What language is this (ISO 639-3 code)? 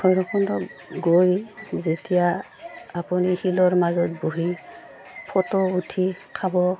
asm